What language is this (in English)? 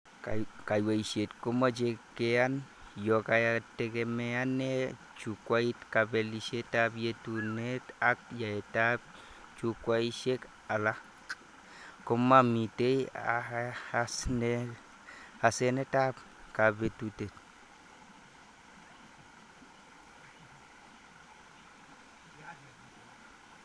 Kalenjin